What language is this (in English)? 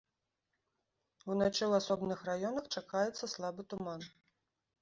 Belarusian